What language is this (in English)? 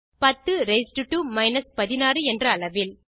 Tamil